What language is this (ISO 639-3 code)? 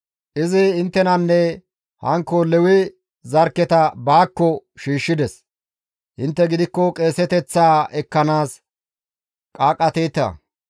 gmv